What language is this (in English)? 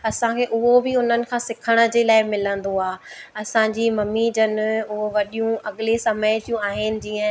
Sindhi